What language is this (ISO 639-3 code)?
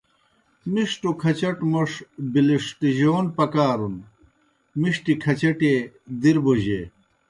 plk